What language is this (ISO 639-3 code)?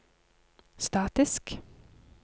nor